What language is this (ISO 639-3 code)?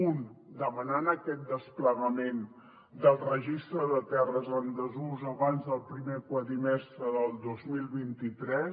cat